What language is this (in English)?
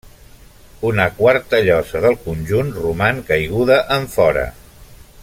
Catalan